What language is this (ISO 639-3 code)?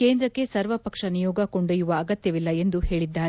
kan